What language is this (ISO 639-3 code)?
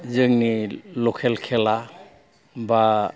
brx